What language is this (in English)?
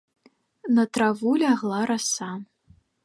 Belarusian